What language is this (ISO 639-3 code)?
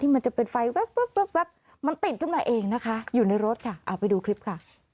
tha